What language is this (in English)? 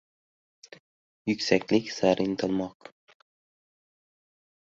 Uzbek